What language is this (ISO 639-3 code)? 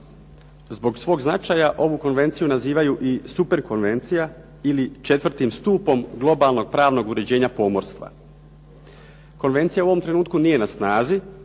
hrv